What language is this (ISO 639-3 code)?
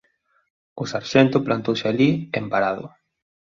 glg